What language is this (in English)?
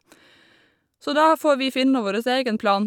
Norwegian